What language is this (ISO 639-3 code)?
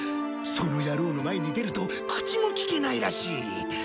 jpn